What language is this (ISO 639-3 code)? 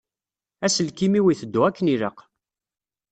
kab